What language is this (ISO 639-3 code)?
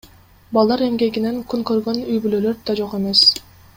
kir